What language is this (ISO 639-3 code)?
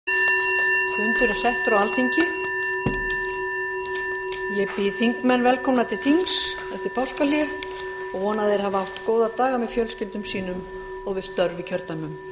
isl